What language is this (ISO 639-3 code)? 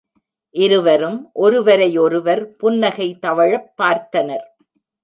tam